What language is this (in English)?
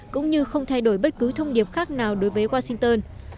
Vietnamese